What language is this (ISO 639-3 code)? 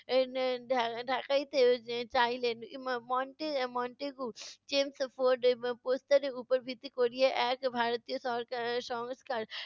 ben